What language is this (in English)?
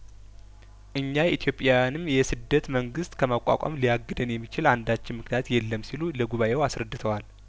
Amharic